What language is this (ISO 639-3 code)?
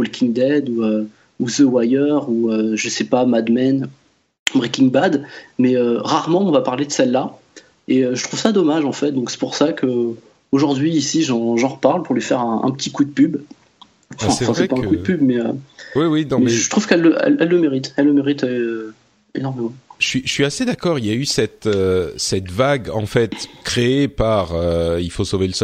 fra